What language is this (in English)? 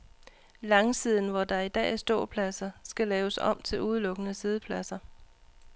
Danish